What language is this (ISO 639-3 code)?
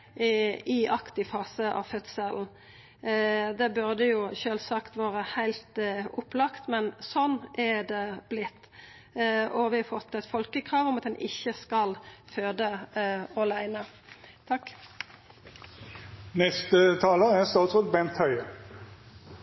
nor